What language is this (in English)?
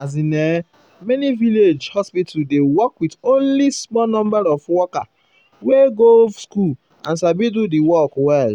Nigerian Pidgin